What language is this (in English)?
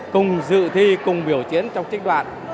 Vietnamese